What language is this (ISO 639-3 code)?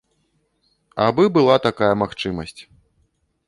bel